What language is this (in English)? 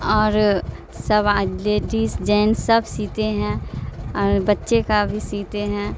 Urdu